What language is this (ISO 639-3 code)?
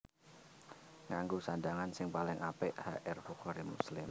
jav